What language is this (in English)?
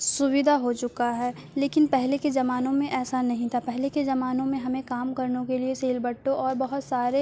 Urdu